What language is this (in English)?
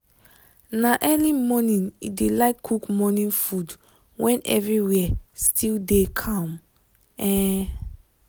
Nigerian Pidgin